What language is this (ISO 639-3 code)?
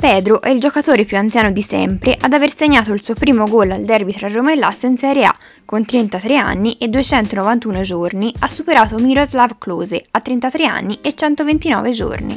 ita